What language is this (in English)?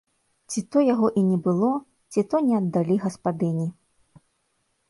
Belarusian